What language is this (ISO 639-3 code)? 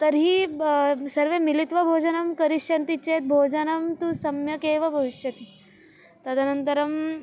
san